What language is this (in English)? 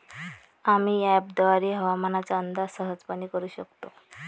Marathi